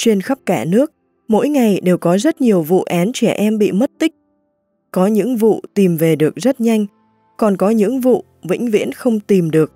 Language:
Vietnamese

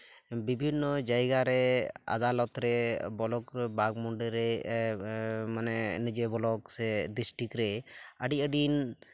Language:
Santali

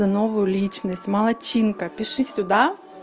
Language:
Russian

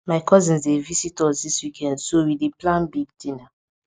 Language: Nigerian Pidgin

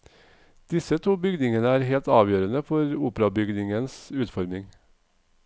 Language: Norwegian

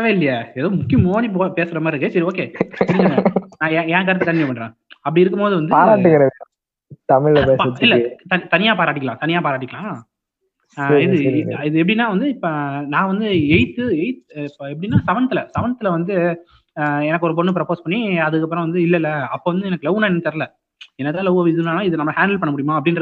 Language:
Tamil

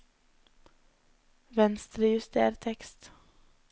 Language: Norwegian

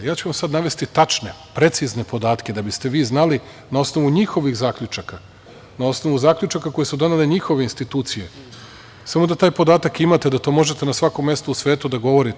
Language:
Serbian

